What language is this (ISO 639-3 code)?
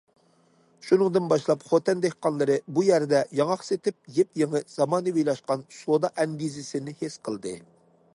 uig